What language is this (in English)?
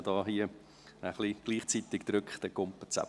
Swiss German